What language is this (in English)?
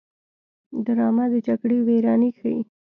Pashto